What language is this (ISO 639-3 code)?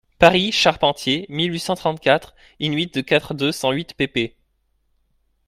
fra